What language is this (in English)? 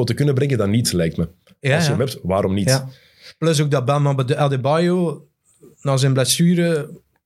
Dutch